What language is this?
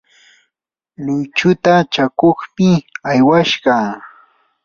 Yanahuanca Pasco Quechua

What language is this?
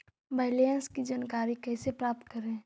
Magahi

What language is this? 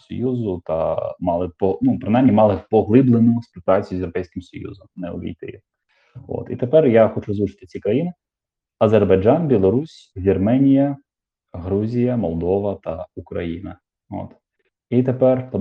Ukrainian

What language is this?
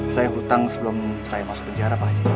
Indonesian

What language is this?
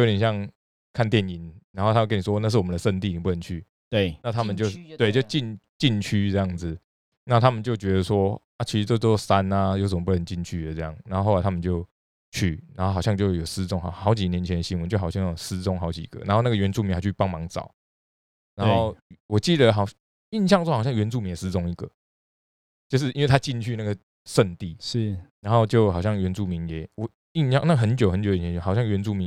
Chinese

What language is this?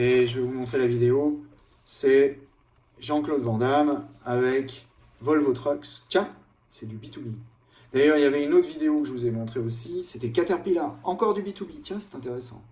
French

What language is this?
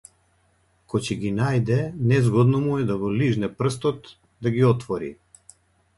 Macedonian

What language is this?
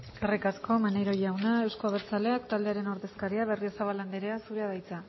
Basque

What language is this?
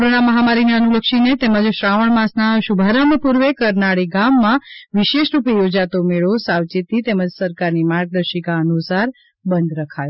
Gujarati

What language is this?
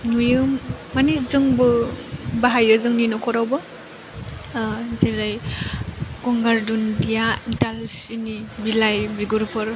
Bodo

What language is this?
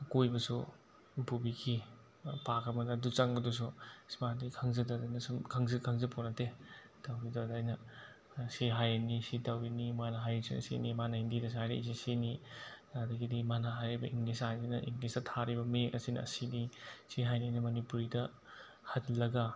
Manipuri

